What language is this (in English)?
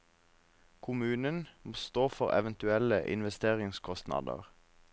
Norwegian